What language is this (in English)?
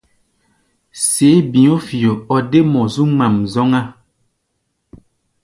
Gbaya